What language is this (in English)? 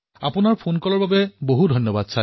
Assamese